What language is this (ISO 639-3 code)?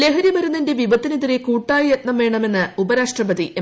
mal